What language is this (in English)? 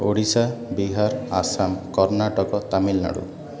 Odia